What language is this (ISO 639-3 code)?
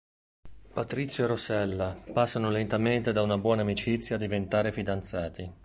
ita